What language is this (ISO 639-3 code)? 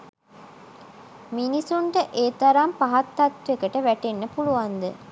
sin